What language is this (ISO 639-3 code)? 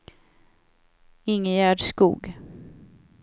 swe